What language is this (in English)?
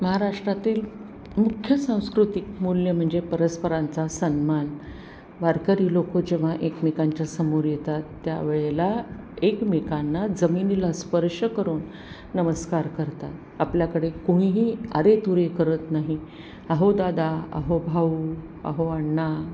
Marathi